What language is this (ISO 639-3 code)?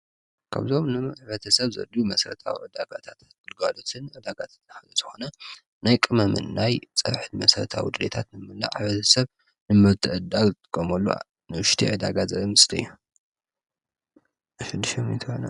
tir